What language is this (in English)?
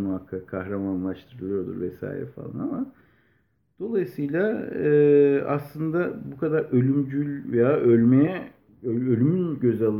Turkish